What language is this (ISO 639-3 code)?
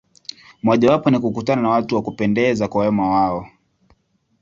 swa